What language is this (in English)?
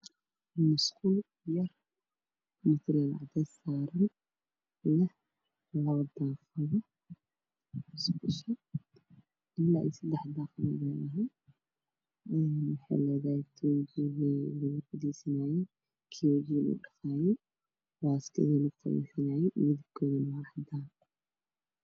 Somali